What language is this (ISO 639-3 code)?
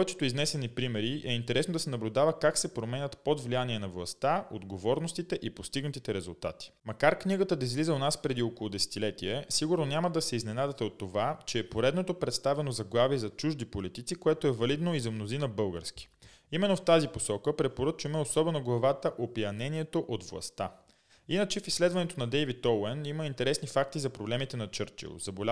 bul